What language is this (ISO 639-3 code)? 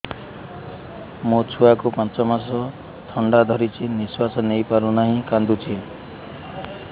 ori